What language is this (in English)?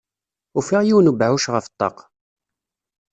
Kabyle